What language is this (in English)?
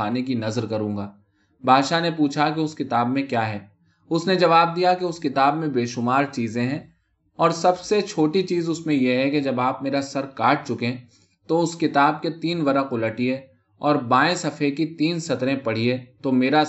Urdu